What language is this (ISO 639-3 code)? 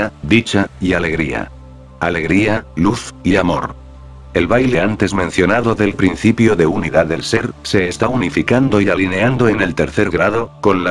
spa